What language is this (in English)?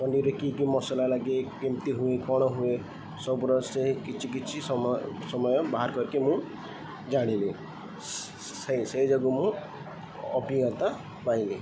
Odia